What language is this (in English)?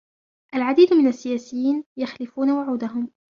Arabic